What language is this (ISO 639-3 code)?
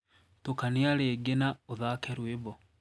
kik